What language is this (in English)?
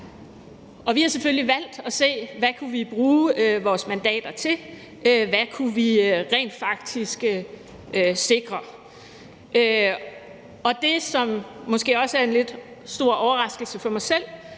Danish